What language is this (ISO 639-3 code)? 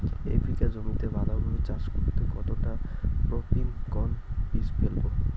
ben